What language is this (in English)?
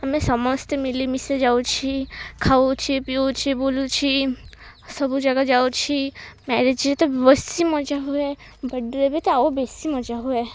Odia